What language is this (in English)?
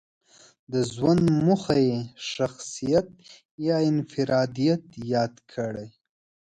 Pashto